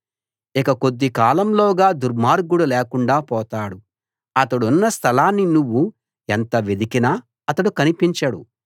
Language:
Telugu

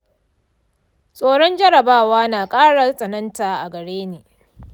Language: Hausa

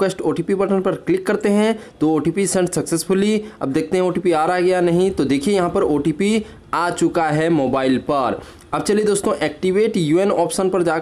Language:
Hindi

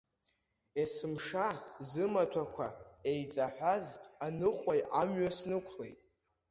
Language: Abkhazian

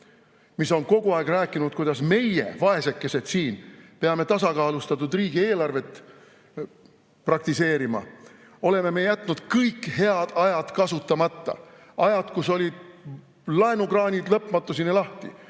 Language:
Estonian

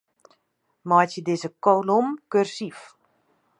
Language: Western Frisian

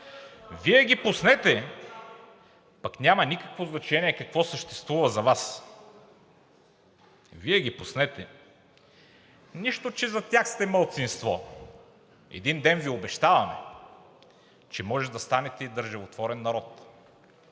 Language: Bulgarian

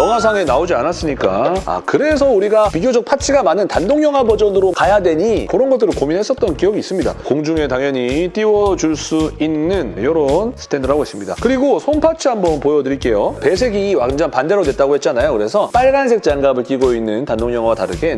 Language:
Korean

